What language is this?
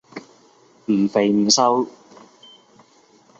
Cantonese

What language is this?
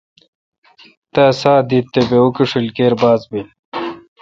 Kalkoti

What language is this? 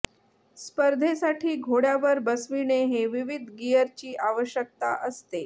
Marathi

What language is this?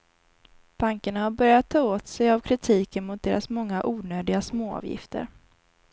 Swedish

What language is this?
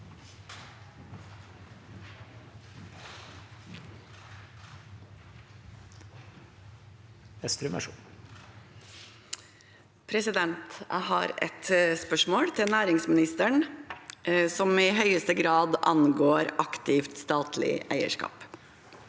Norwegian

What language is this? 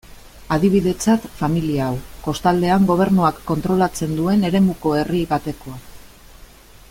Basque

